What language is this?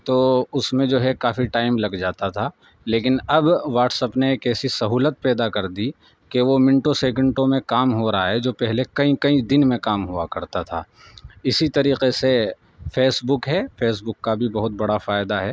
Urdu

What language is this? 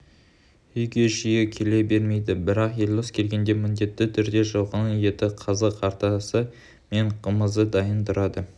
Kazakh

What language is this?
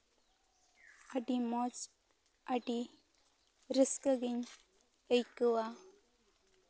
Santali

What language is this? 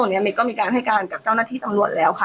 Thai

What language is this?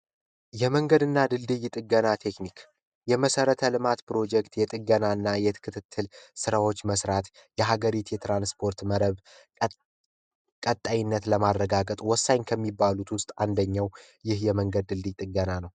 Amharic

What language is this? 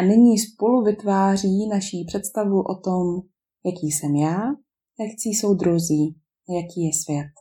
Czech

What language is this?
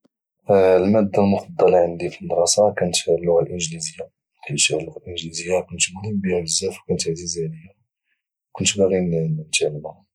Moroccan Arabic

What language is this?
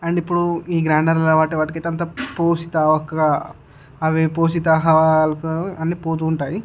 Telugu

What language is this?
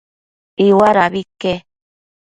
Matsés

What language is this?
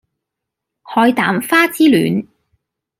Cantonese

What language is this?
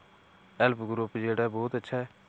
Dogri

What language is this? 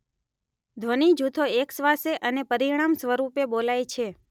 Gujarati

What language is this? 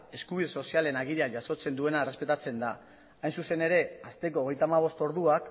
Basque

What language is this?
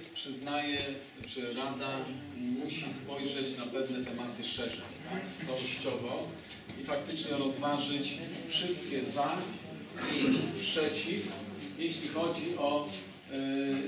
Polish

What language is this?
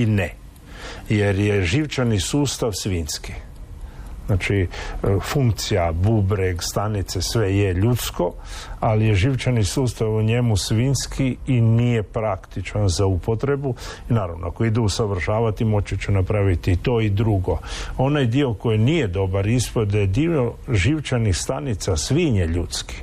Croatian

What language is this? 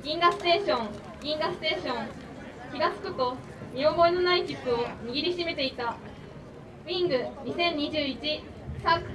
Japanese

